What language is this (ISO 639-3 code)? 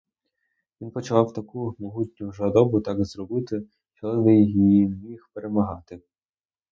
ukr